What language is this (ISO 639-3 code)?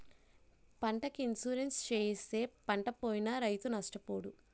tel